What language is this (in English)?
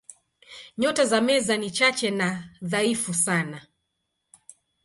Swahili